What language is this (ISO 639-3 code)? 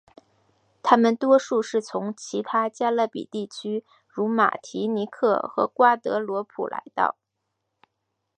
zho